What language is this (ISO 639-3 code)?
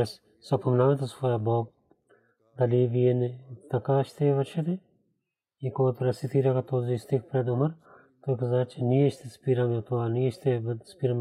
bul